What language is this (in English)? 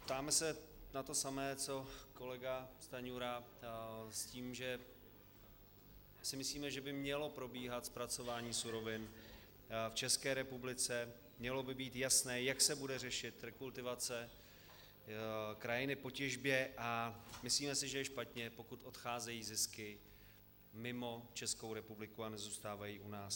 Czech